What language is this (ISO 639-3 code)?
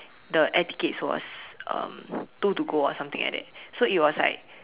eng